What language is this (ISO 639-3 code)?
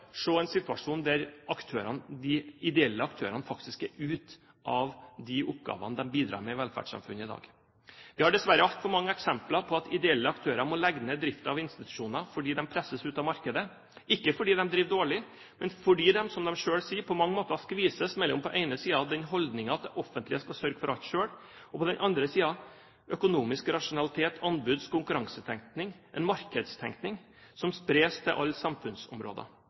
nob